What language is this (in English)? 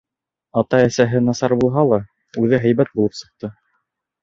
Bashkir